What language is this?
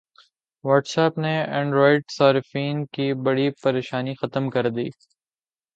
Urdu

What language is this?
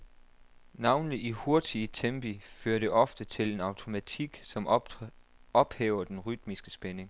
Danish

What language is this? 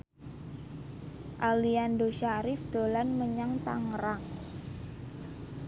Javanese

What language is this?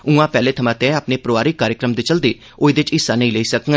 Dogri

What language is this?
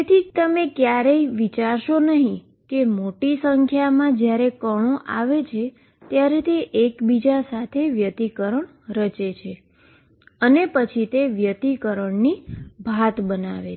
Gujarati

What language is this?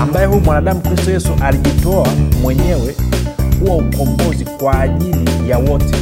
Swahili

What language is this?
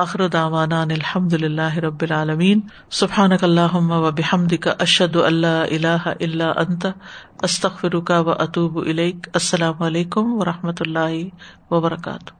Urdu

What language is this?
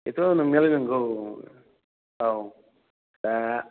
Bodo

